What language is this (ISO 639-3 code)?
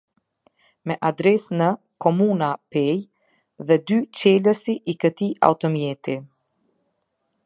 sqi